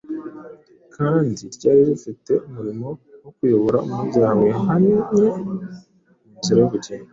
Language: Kinyarwanda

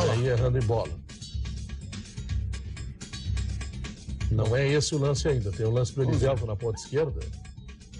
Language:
Portuguese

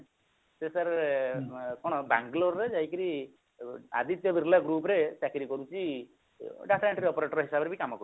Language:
Odia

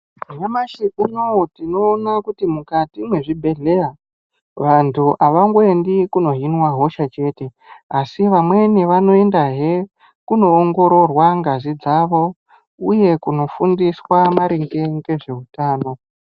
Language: Ndau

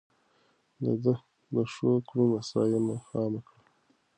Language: Pashto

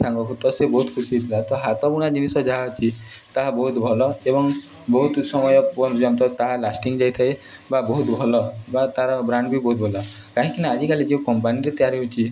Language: Odia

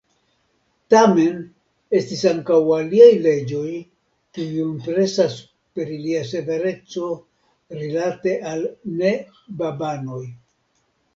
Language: Esperanto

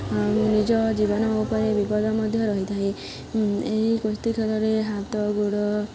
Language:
Odia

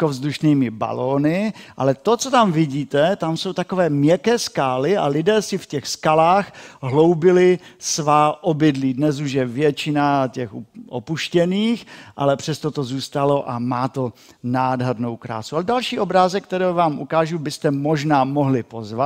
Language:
Czech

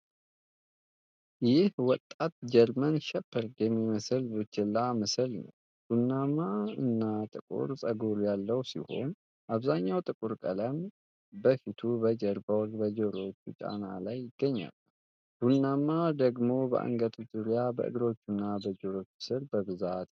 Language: Amharic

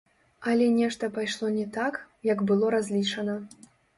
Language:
Belarusian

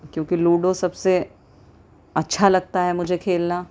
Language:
Urdu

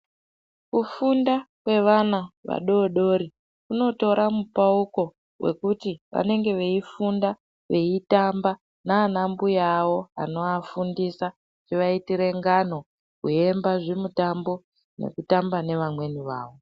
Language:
Ndau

